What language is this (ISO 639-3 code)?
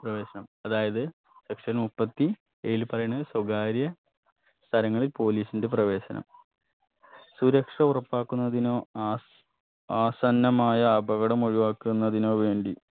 mal